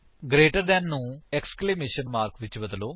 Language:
Punjabi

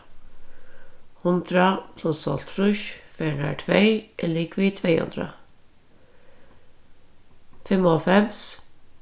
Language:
Faroese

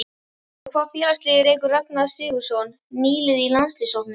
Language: Icelandic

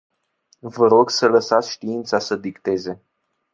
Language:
Romanian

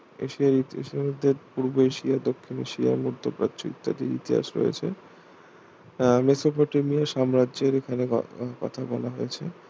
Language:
Bangla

